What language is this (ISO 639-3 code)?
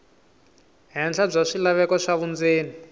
tso